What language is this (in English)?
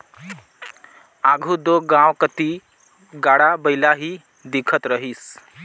Chhattisgarhi